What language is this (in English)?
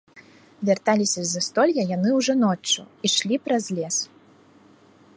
Belarusian